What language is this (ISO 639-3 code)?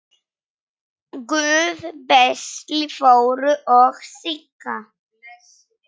isl